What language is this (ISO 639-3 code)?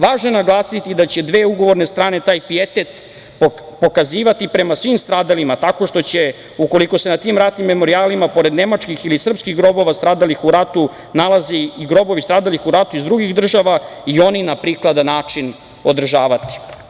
srp